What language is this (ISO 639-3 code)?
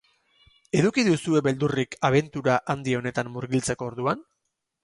eus